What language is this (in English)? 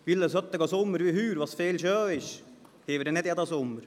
Swiss German